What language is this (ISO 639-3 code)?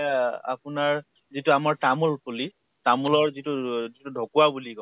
asm